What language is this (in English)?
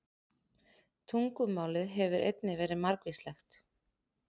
Icelandic